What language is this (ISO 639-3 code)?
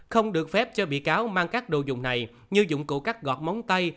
vie